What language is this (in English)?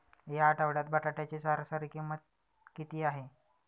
Marathi